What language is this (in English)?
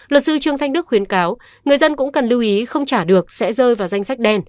Vietnamese